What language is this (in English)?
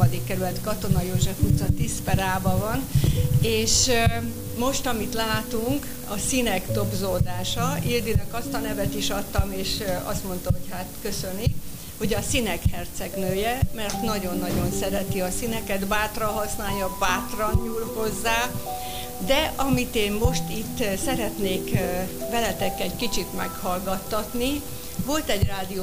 Hungarian